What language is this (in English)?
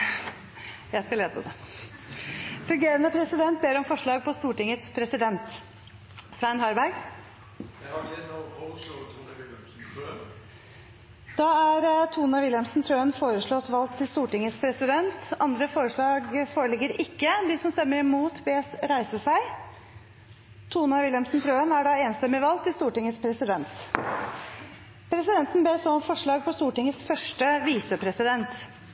Norwegian